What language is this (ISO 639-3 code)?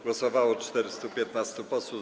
pol